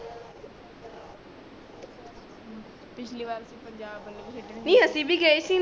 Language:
Punjabi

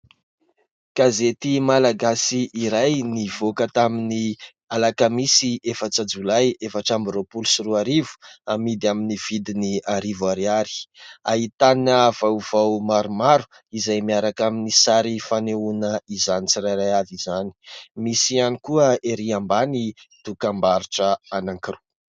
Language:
Malagasy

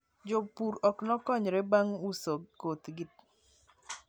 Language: Luo (Kenya and Tanzania)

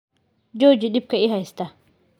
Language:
Somali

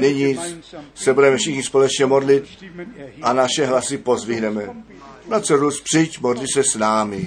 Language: Czech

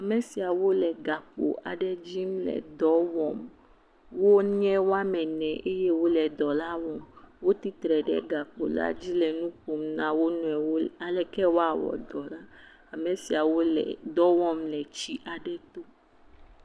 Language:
Ewe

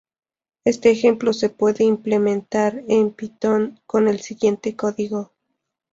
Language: Spanish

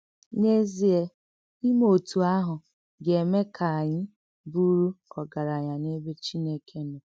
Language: Igbo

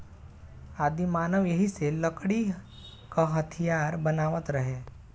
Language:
Bhojpuri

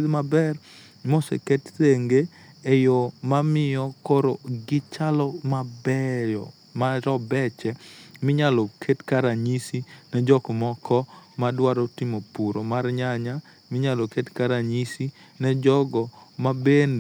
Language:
Luo (Kenya and Tanzania)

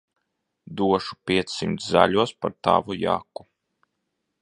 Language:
Latvian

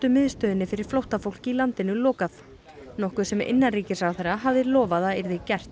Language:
Icelandic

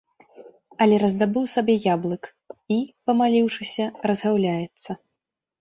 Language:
Belarusian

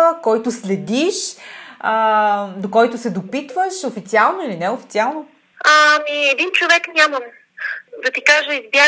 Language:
Bulgarian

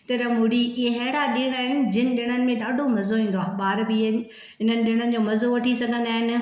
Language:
Sindhi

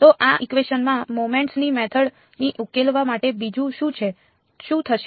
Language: Gujarati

